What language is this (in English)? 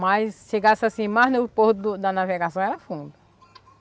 Portuguese